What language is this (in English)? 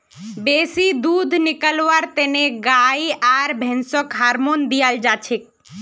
Magahi